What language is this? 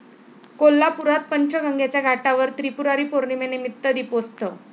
Marathi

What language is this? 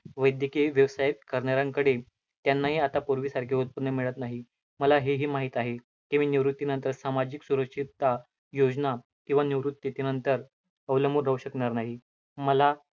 Marathi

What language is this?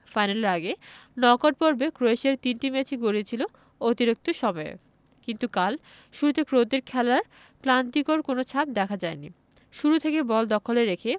Bangla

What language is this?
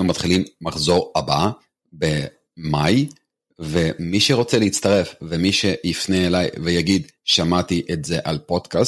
Hebrew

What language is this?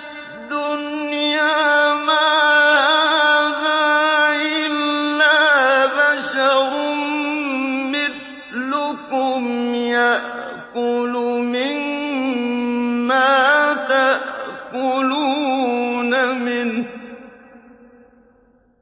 Arabic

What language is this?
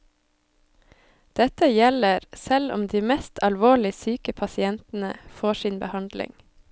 Norwegian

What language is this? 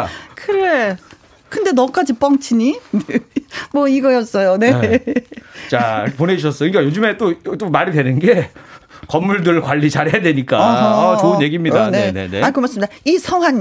Korean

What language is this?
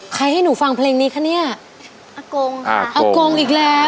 Thai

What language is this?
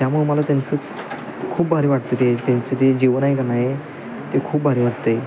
Marathi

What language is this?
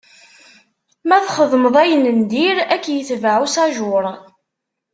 Kabyle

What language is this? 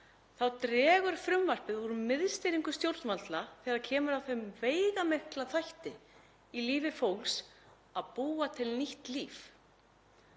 Icelandic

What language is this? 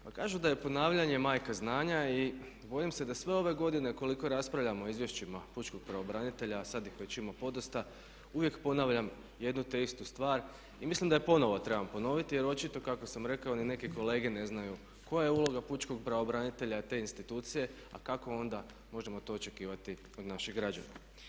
Croatian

